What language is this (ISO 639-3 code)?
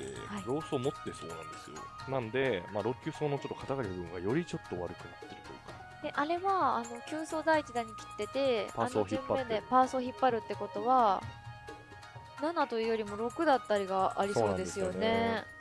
jpn